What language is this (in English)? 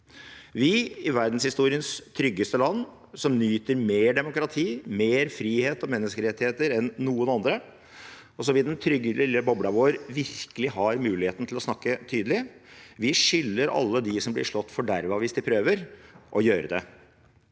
Norwegian